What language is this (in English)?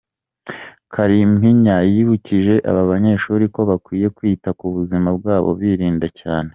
Kinyarwanda